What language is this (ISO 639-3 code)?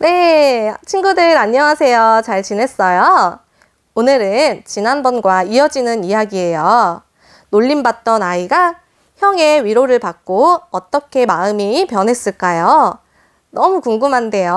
kor